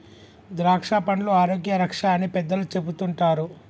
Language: Telugu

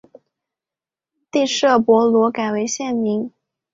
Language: Chinese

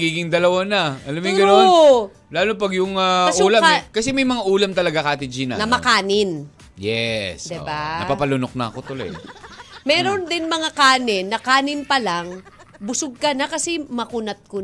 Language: Filipino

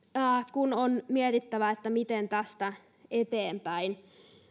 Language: Finnish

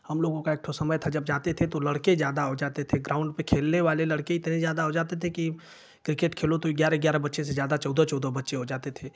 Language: Hindi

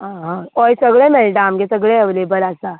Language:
Konkani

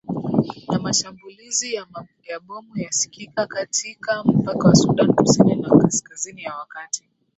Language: Swahili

